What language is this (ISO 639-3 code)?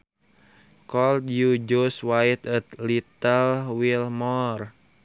sun